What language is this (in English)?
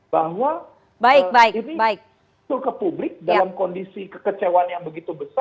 Indonesian